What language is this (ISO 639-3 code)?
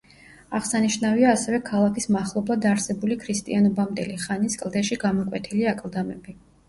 kat